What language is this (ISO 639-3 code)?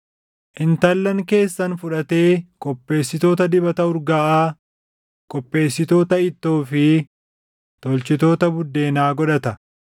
orm